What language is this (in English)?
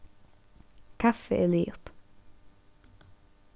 Faroese